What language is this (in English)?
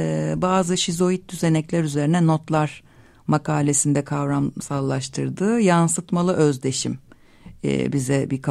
Turkish